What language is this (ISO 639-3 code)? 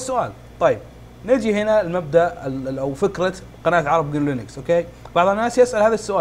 ara